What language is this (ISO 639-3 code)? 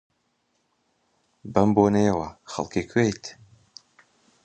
ckb